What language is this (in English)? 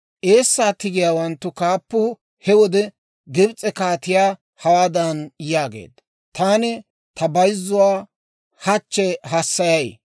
Dawro